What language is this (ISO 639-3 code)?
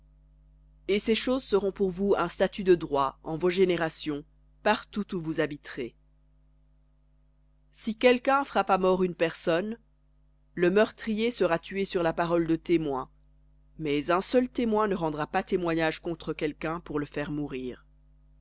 fra